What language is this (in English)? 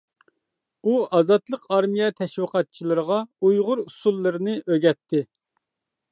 Uyghur